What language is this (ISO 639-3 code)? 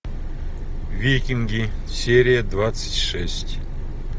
rus